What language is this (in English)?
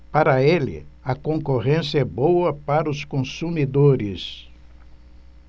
Portuguese